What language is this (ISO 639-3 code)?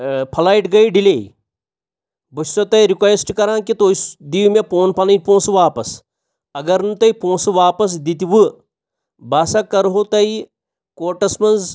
kas